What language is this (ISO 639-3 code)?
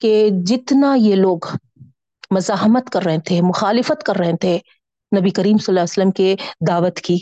urd